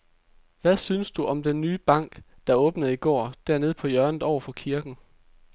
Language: Danish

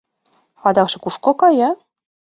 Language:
Mari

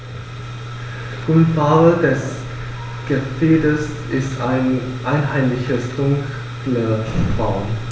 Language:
German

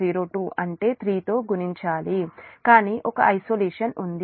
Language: Telugu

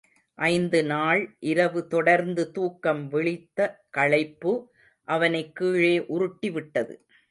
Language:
Tamil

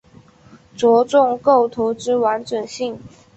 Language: Chinese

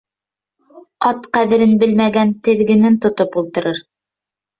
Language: Bashkir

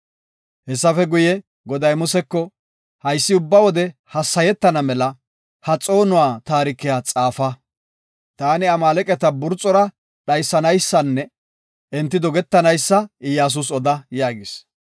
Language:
Gofa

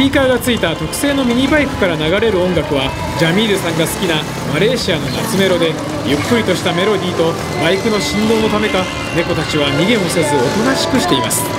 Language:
Japanese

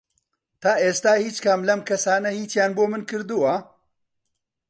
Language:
Central Kurdish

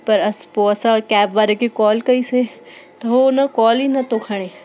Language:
Sindhi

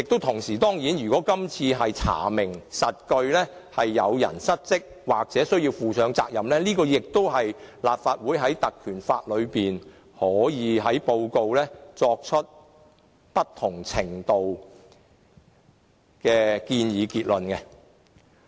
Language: Cantonese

